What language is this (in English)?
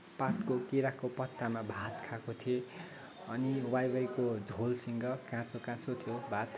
Nepali